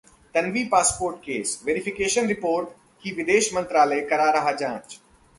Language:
Hindi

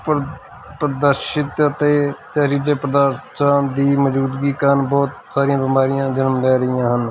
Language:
Punjabi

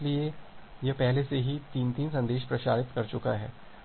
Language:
Hindi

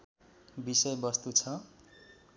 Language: Nepali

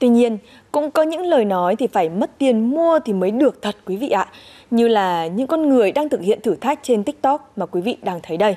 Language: Vietnamese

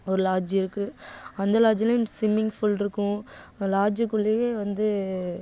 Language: Tamil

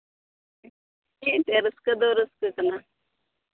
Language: Santali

